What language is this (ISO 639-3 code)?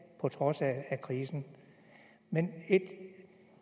dan